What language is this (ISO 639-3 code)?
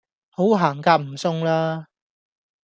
yue